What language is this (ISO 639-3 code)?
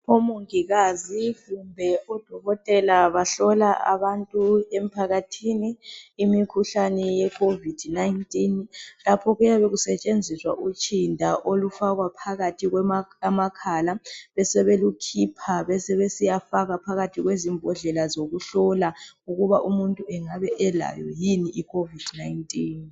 nde